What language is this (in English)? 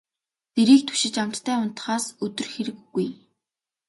Mongolian